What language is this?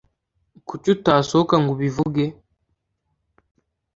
Kinyarwanda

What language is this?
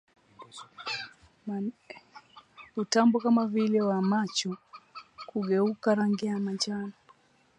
Swahili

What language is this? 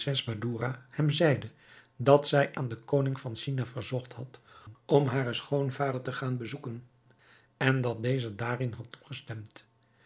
Dutch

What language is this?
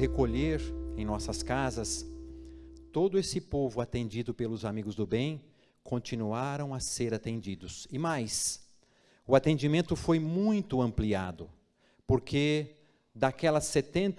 Portuguese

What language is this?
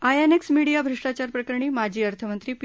Marathi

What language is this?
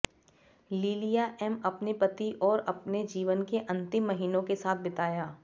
Hindi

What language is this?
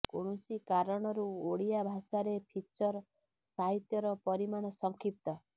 Odia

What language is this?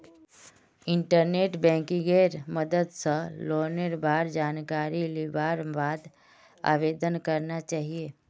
Magahi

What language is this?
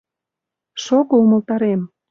Mari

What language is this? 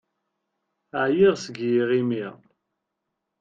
Kabyle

